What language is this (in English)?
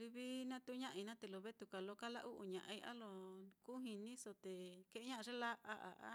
Mitlatongo Mixtec